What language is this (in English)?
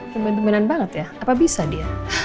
Indonesian